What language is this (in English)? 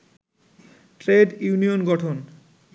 Bangla